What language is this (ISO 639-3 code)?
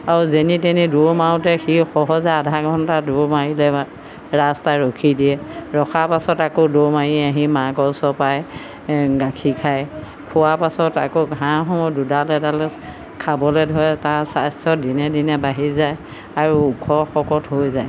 asm